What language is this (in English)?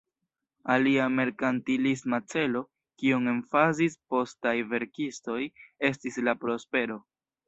Esperanto